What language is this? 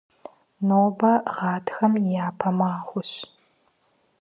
Kabardian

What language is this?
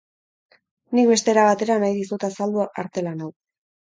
Basque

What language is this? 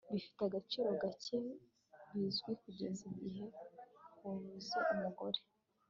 Kinyarwanda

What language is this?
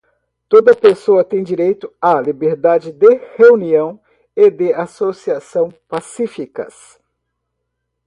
Portuguese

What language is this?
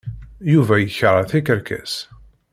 Kabyle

